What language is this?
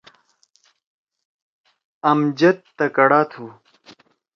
Torwali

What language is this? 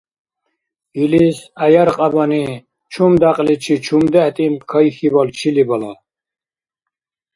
Dargwa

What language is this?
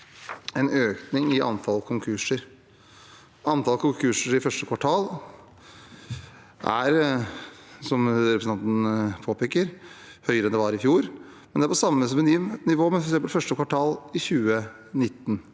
Norwegian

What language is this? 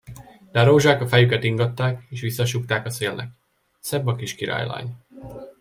Hungarian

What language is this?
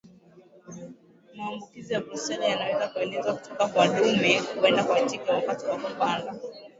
Swahili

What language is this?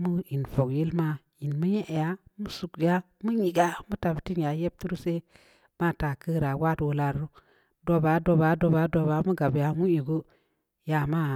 Samba Leko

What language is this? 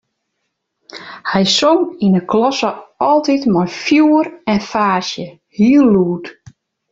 Western Frisian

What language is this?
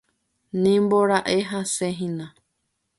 Guarani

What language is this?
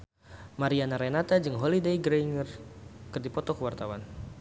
Sundanese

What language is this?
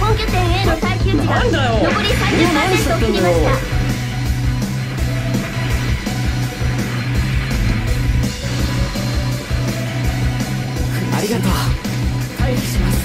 Japanese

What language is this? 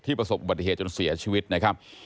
Thai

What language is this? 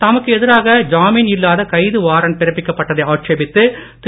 Tamil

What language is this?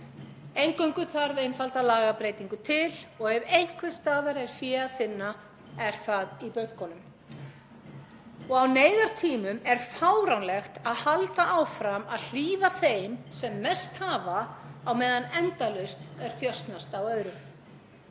Icelandic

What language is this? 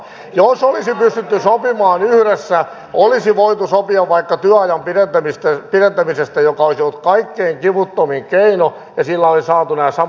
Finnish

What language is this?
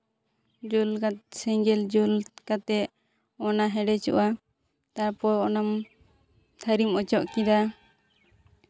Santali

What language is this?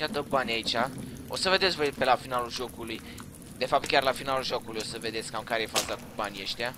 Romanian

